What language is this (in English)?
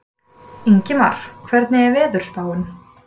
Icelandic